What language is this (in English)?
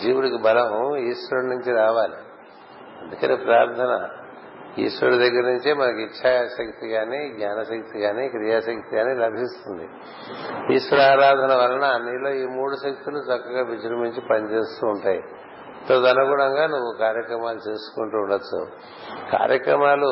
Telugu